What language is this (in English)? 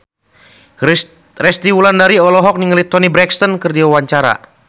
Sundanese